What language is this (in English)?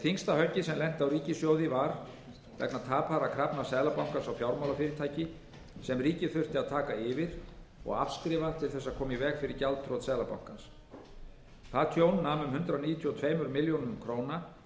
Icelandic